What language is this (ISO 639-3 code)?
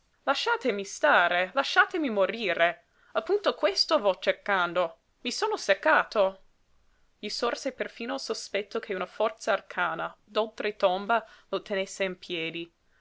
ita